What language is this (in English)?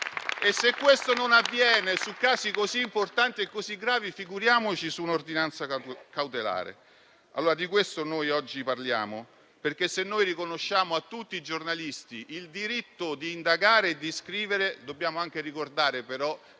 Italian